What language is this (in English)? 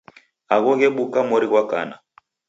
Taita